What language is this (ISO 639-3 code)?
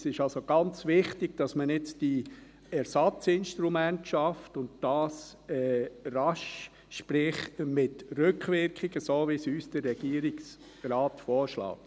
gsw